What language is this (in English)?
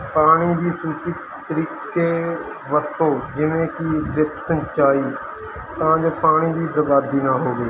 Punjabi